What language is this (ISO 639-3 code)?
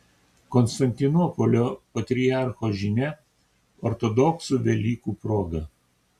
lit